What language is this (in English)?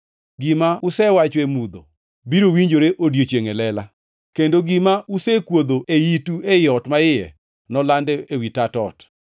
Luo (Kenya and Tanzania)